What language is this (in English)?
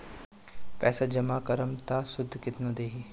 Bhojpuri